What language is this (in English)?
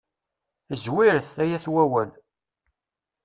Kabyle